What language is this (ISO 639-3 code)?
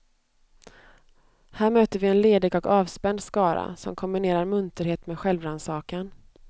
swe